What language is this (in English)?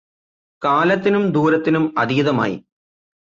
Malayalam